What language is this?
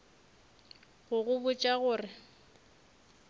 Northern Sotho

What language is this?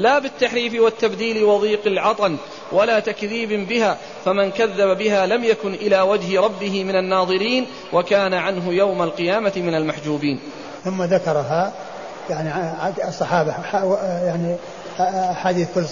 Arabic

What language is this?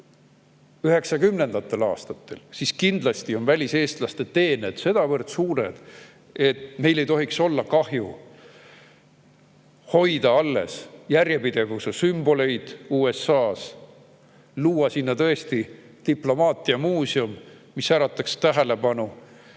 Estonian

